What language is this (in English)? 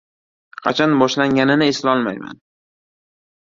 Uzbek